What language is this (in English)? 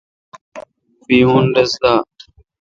Kalkoti